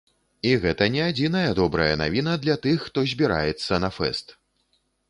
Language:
Belarusian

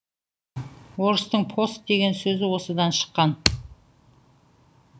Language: Kazakh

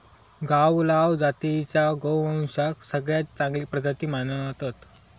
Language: Marathi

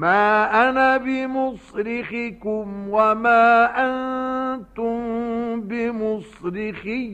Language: Arabic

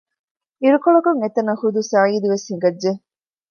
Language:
Divehi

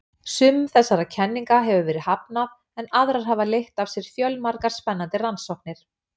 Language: Icelandic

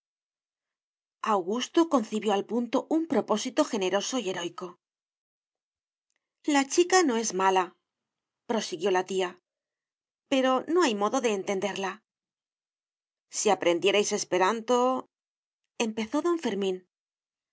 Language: Spanish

